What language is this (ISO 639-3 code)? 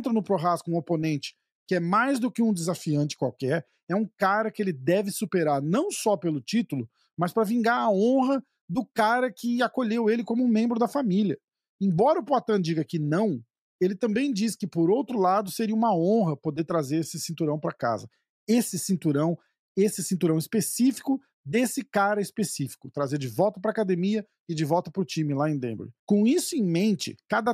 por